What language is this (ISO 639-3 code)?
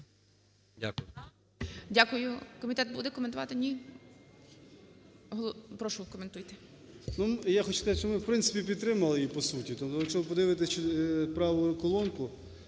ukr